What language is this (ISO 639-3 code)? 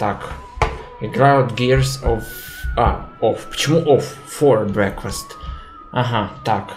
rus